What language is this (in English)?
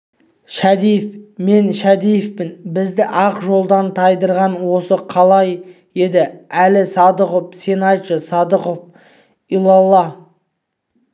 Kazakh